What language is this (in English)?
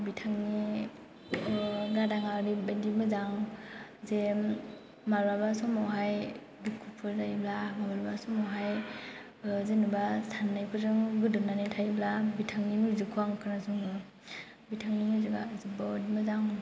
Bodo